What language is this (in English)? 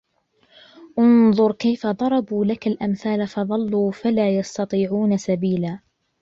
Arabic